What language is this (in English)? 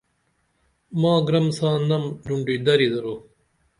Dameli